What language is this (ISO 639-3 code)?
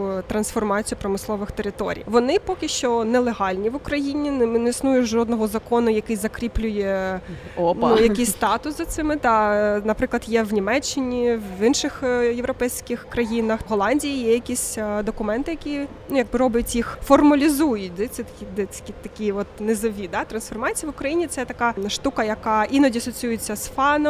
ukr